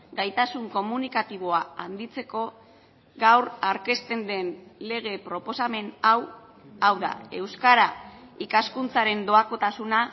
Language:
Basque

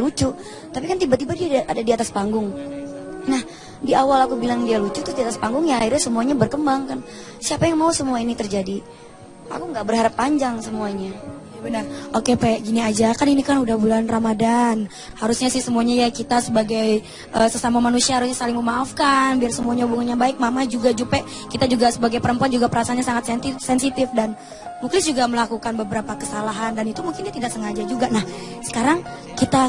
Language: Indonesian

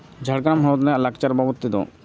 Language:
Santali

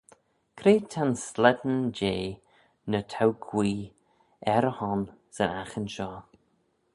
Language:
Manx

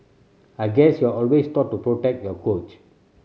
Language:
English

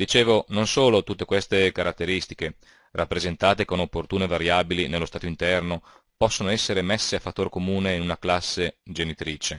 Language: Italian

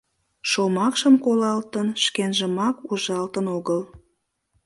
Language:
Mari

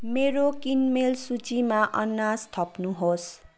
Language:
Nepali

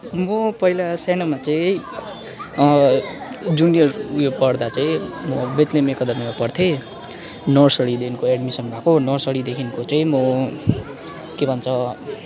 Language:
Nepali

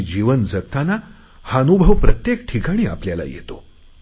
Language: Marathi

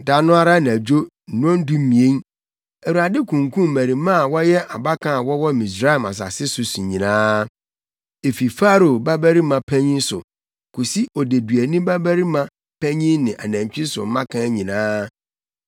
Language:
Akan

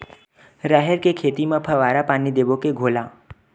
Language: Chhattisgarhi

